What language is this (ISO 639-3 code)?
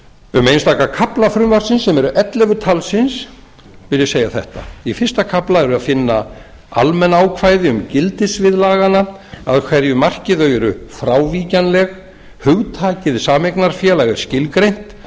isl